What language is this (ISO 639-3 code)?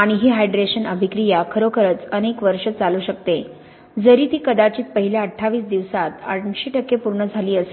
mar